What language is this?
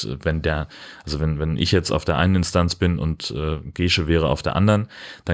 German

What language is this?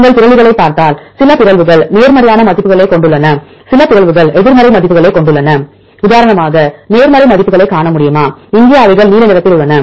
Tamil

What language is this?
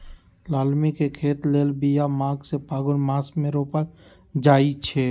Magahi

